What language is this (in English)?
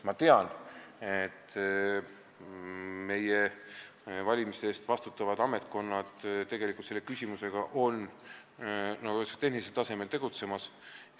Estonian